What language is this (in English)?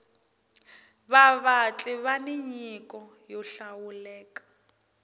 Tsonga